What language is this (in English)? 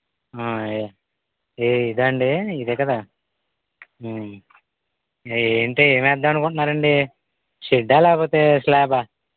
Telugu